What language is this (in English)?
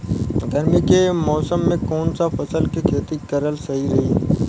Bhojpuri